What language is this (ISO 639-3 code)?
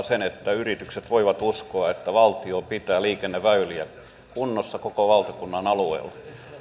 fin